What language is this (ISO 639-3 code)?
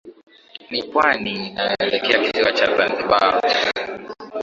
swa